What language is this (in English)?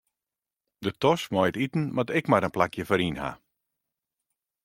Western Frisian